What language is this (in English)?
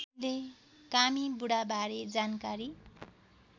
Nepali